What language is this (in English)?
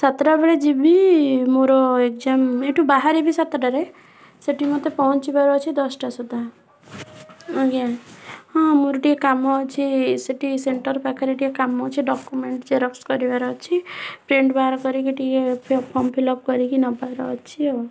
Odia